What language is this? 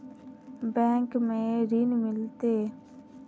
Magahi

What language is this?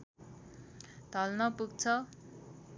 Nepali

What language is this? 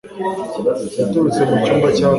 Kinyarwanda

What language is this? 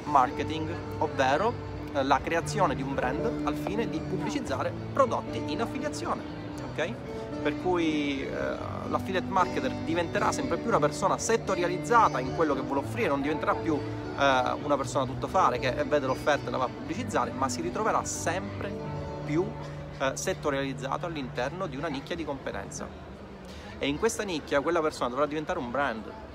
Italian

